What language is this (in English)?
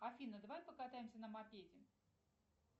Russian